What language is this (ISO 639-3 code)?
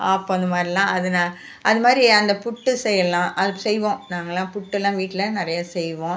tam